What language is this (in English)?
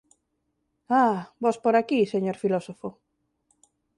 Galician